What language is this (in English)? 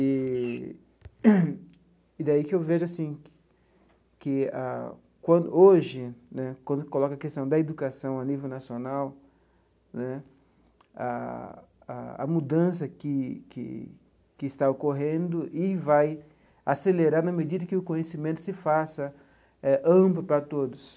Portuguese